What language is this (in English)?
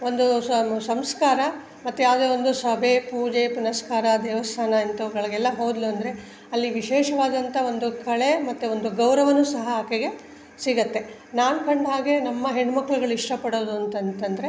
Kannada